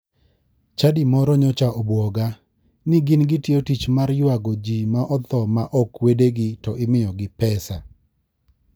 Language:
Luo (Kenya and Tanzania)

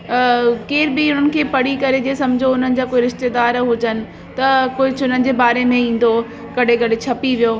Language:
Sindhi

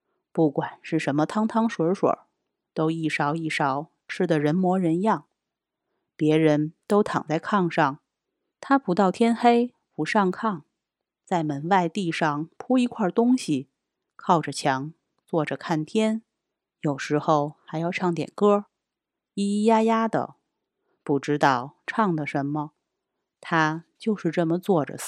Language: Chinese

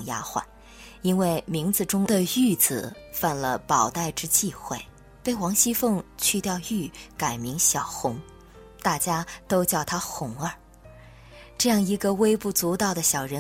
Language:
Chinese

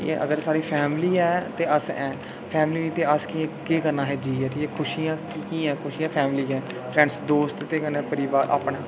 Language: Dogri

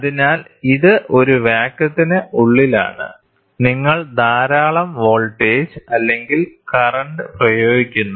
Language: Malayalam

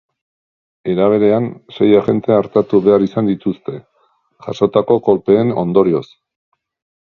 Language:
Basque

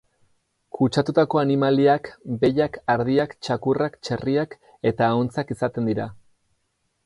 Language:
Basque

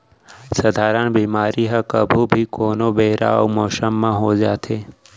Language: Chhattisgarhi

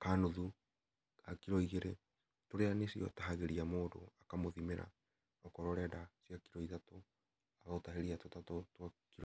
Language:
Kikuyu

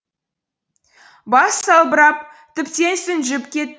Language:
Kazakh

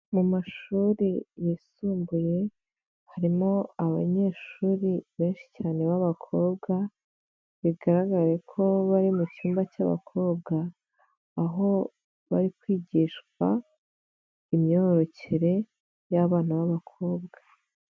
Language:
Kinyarwanda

